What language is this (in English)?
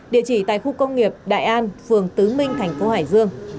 Vietnamese